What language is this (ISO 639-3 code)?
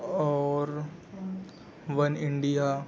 urd